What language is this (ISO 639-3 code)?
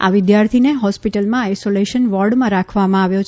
guj